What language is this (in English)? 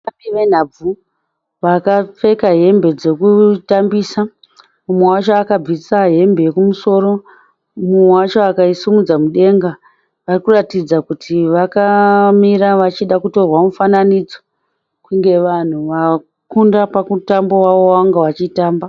Shona